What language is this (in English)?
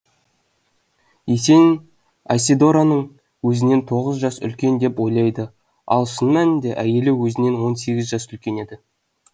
Kazakh